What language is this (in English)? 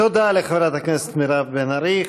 Hebrew